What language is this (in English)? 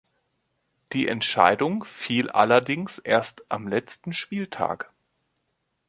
German